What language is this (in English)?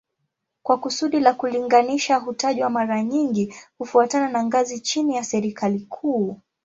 Swahili